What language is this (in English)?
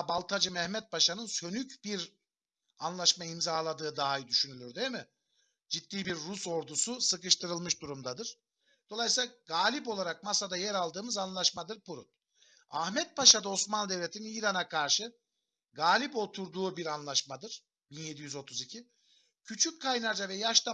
Turkish